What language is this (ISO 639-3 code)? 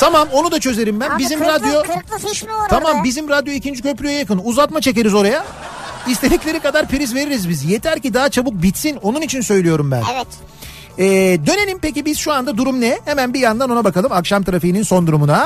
tur